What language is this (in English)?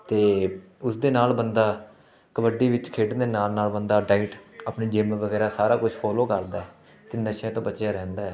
Punjabi